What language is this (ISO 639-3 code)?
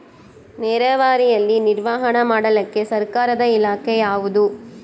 kan